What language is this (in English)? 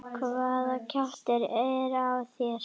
Icelandic